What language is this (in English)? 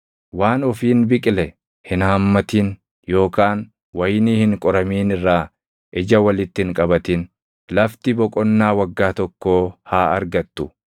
Oromo